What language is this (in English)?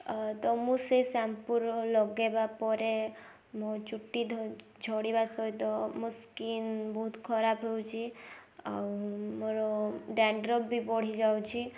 Odia